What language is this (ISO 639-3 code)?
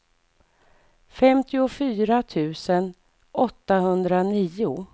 swe